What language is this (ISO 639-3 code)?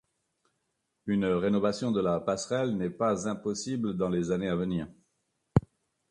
fra